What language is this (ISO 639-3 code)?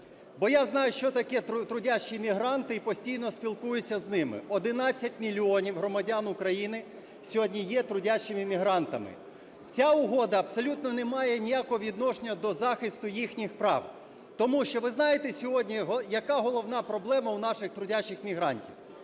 ukr